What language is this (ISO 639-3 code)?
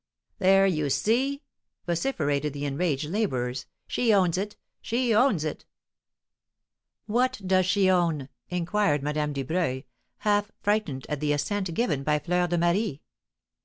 eng